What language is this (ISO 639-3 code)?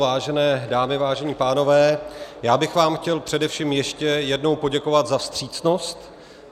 ces